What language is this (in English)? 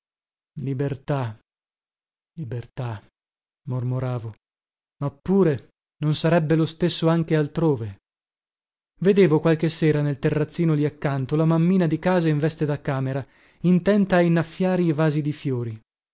Italian